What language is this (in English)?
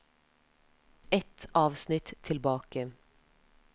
Norwegian